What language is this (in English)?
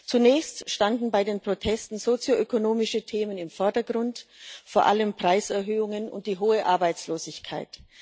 German